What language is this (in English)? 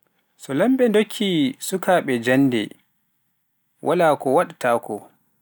Pular